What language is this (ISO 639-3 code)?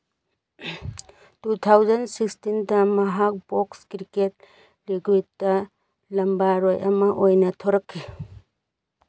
mni